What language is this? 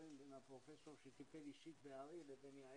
Hebrew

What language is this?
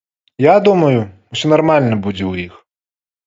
Belarusian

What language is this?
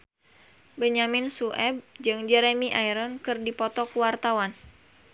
Sundanese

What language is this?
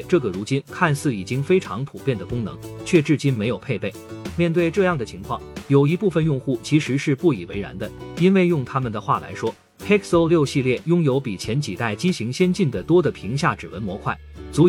Chinese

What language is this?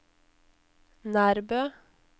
Norwegian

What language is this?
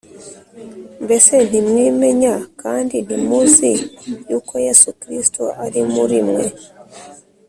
Kinyarwanda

